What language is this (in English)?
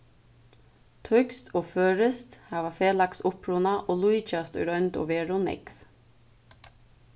Faroese